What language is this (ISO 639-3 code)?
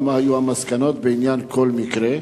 heb